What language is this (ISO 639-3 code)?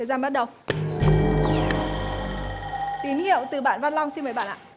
vie